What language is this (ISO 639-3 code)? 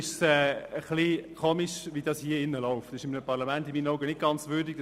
gsw